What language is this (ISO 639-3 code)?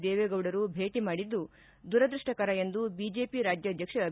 kan